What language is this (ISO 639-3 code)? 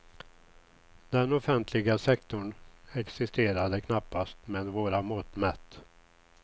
swe